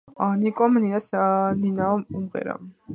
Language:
Georgian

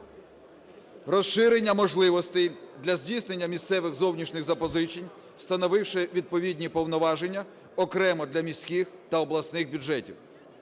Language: Ukrainian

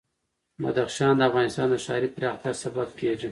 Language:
Pashto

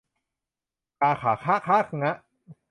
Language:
Thai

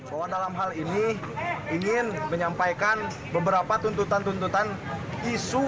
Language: Indonesian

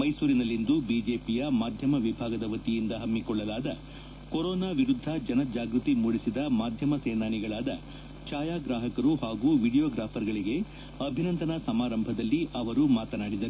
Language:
Kannada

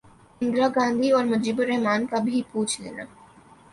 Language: Urdu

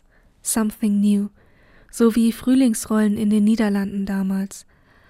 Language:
German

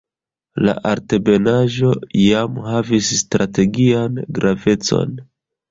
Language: Esperanto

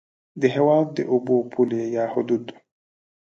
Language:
Pashto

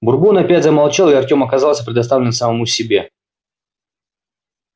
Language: Russian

